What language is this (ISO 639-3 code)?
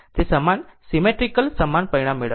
guj